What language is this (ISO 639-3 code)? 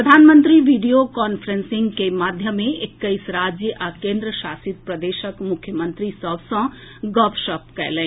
mai